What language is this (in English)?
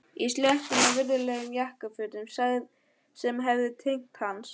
Icelandic